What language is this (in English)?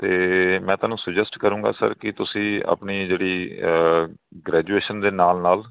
Punjabi